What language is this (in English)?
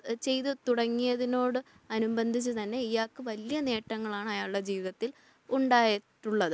Malayalam